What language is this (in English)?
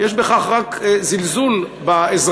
Hebrew